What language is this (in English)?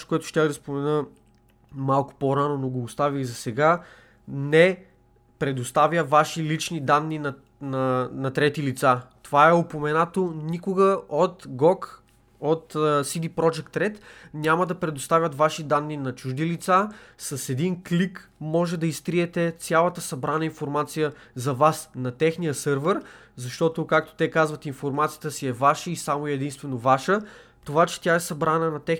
Bulgarian